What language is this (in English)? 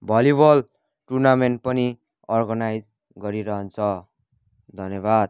Nepali